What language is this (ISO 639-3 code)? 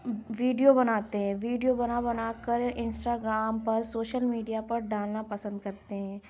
urd